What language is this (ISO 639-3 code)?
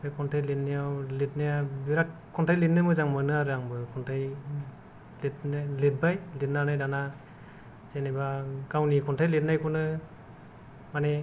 brx